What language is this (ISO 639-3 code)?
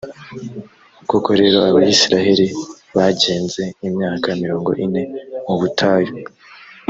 kin